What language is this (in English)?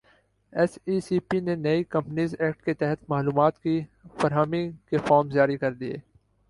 Urdu